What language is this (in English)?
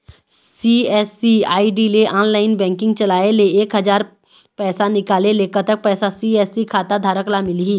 Chhattisgarhi